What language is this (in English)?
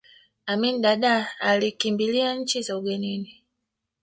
Swahili